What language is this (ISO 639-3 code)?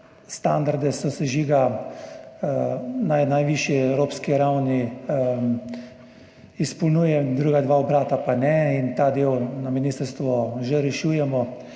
slv